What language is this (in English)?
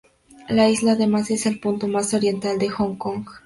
Spanish